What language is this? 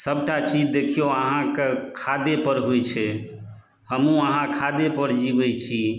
Maithili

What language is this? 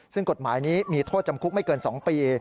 Thai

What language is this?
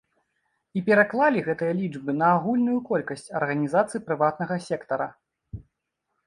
Belarusian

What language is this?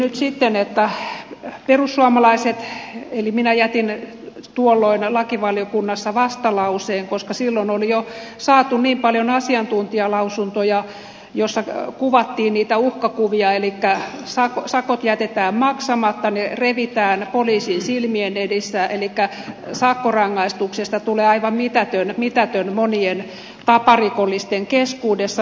Finnish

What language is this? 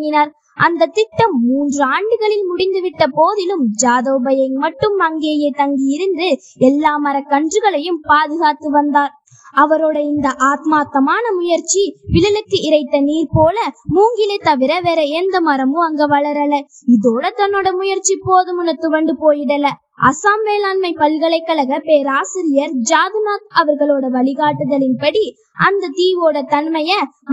Tamil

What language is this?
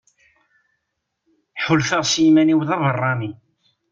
Kabyle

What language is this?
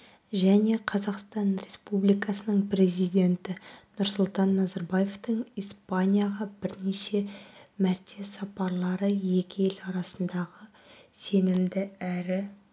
Kazakh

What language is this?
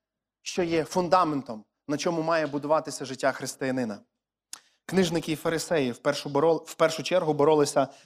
Ukrainian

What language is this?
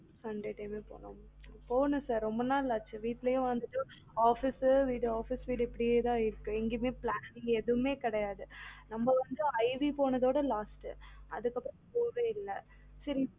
Tamil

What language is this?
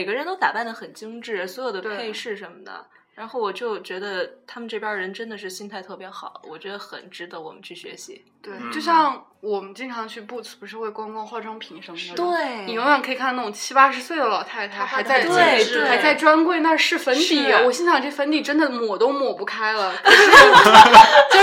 Chinese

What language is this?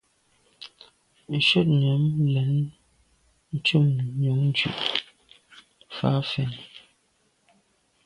Medumba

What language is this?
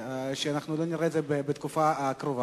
Hebrew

